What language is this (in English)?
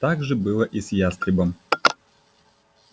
Russian